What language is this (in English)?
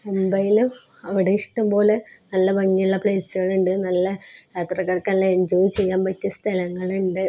Malayalam